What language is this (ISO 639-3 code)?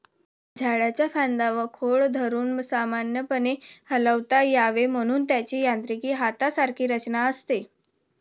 mar